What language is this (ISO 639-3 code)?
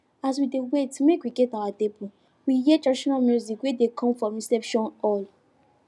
pcm